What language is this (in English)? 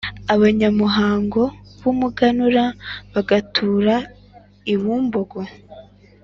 Kinyarwanda